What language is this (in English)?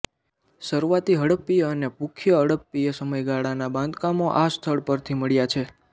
Gujarati